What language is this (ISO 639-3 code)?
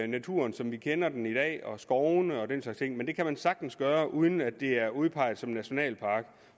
dan